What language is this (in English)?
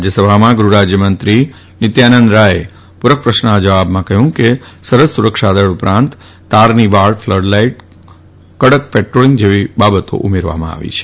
Gujarati